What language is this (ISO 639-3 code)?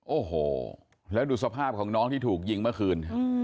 tha